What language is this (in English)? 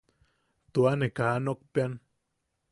Yaqui